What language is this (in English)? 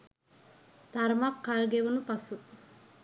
Sinhala